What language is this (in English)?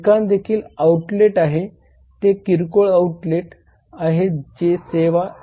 Marathi